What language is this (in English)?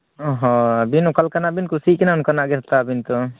Santali